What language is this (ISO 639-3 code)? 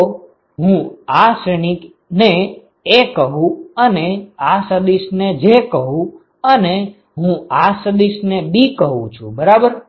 guj